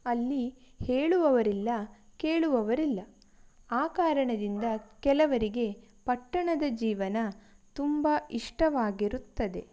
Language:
Kannada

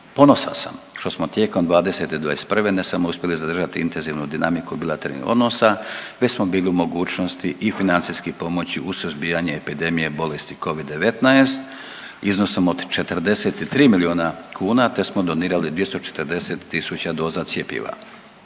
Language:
Croatian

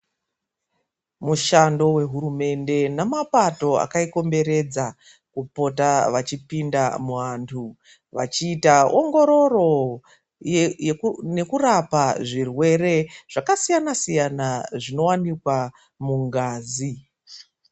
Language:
Ndau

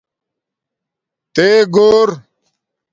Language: Domaaki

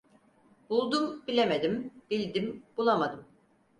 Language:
Turkish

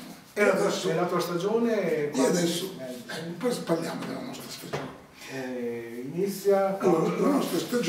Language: Italian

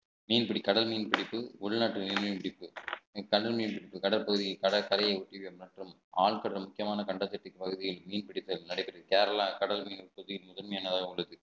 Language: Tamil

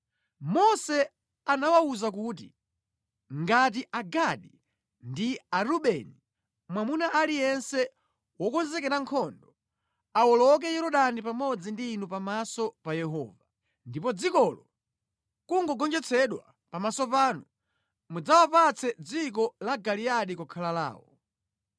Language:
Nyanja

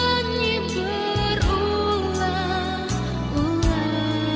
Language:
Indonesian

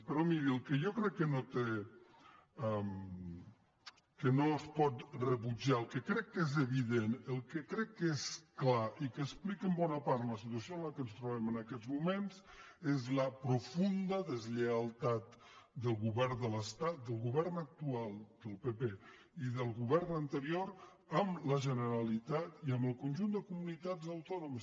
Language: Catalan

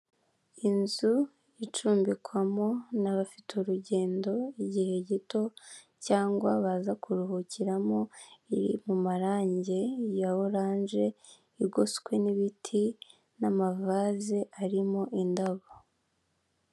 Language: Kinyarwanda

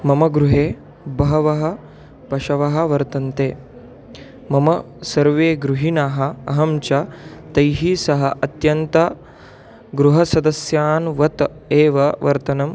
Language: Sanskrit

